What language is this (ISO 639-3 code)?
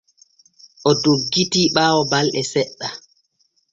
fue